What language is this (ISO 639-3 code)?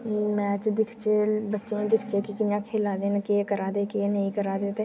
doi